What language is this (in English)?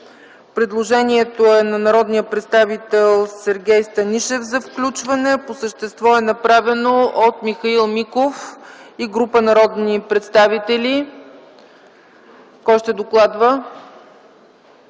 Bulgarian